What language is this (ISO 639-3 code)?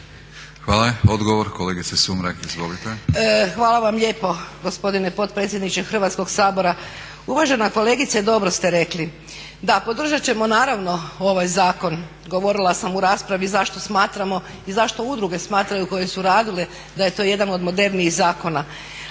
hrv